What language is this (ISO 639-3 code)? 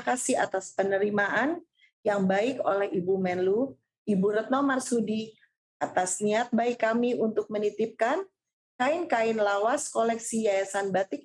ind